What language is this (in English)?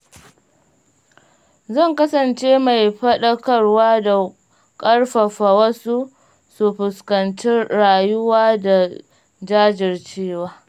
Hausa